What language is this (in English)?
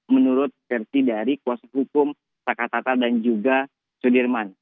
Indonesian